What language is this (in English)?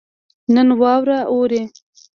Pashto